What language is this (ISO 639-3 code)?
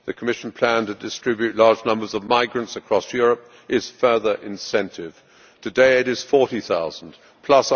eng